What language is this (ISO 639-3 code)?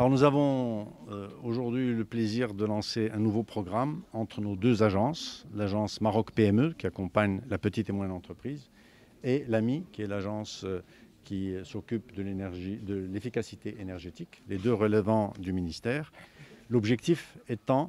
fra